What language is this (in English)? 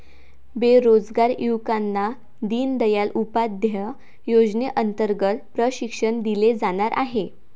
Marathi